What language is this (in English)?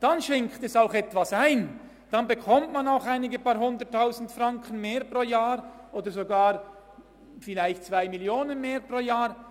Swiss German